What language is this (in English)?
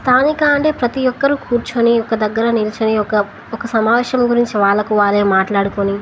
Telugu